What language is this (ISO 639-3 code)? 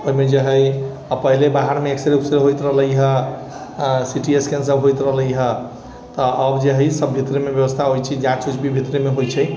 mai